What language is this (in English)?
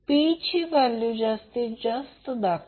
Marathi